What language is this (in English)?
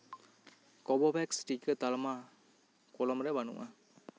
Santali